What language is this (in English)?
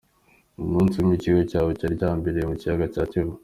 Kinyarwanda